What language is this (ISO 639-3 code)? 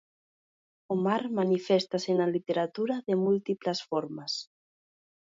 glg